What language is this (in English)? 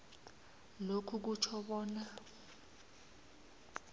South Ndebele